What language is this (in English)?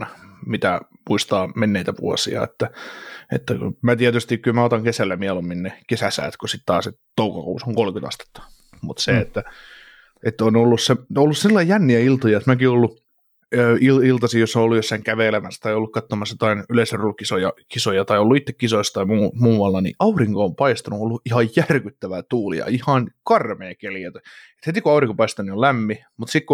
Finnish